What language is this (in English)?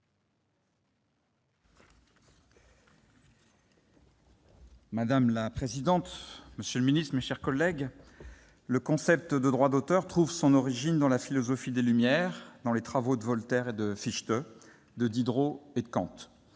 French